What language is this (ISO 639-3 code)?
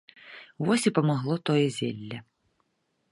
bel